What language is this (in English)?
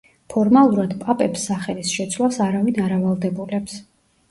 Georgian